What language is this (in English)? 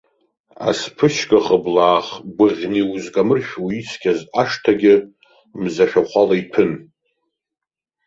Abkhazian